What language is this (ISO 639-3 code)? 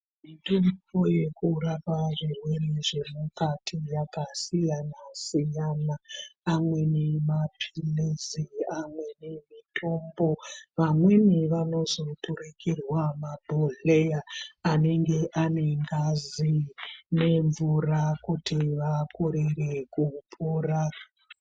ndc